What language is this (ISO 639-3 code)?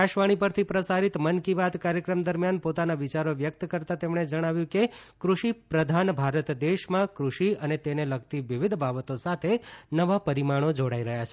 guj